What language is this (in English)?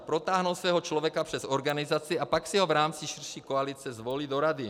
Czech